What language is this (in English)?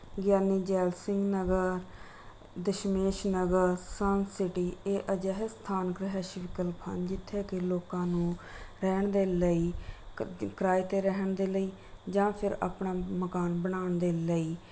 Punjabi